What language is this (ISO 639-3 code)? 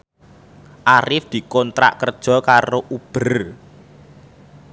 jav